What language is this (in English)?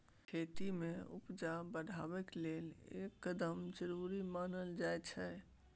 Maithili